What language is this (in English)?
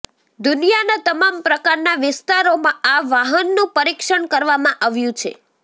Gujarati